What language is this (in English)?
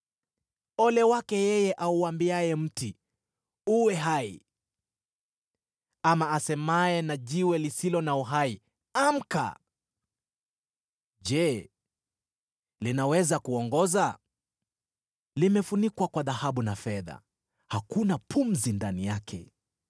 Swahili